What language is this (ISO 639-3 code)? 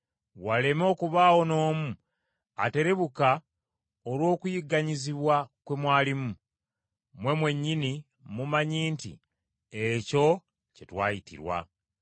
lug